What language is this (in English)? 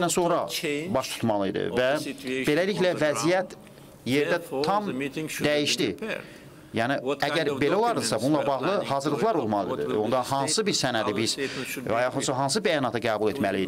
Turkish